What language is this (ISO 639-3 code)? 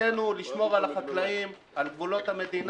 heb